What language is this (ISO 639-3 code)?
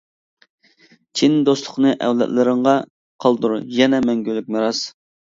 uig